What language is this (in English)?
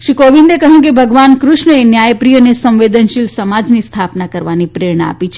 Gujarati